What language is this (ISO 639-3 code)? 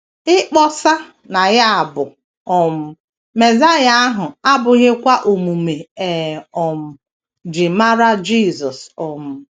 ibo